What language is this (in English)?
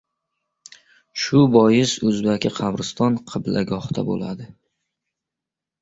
Uzbek